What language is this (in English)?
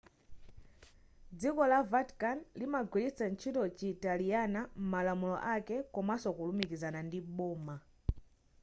Nyanja